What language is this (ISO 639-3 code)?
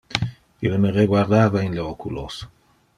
ina